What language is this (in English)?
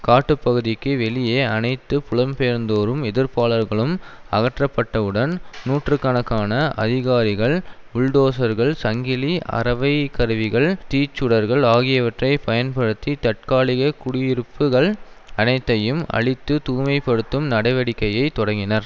Tamil